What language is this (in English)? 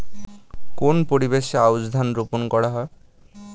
Bangla